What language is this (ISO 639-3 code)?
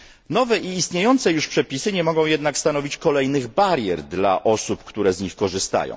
pol